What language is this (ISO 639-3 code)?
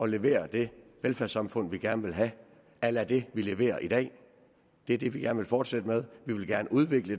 dan